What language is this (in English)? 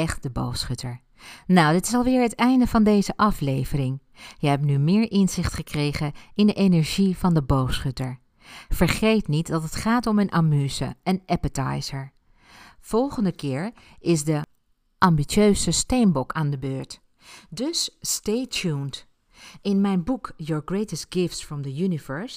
Dutch